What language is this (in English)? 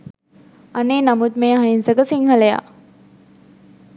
Sinhala